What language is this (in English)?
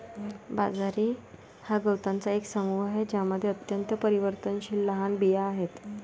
Marathi